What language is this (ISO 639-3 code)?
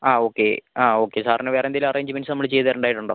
mal